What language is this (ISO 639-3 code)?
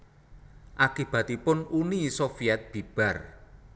jav